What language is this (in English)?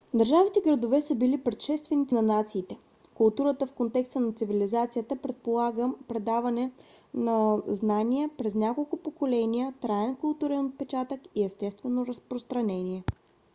Bulgarian